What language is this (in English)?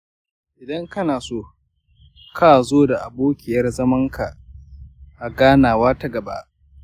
Hausa